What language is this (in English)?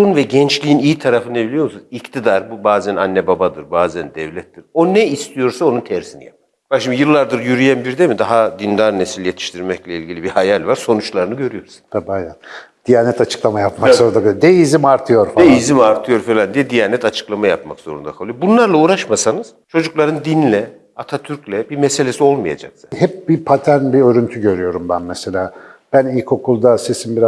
Turkish